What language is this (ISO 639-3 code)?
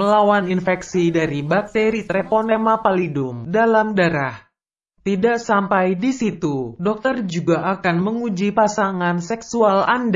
ind